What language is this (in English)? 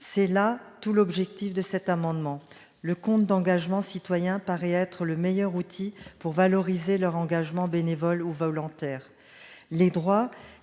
French